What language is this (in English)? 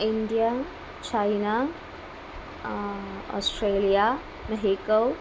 Sanskrit